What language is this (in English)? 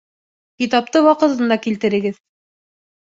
Bashkir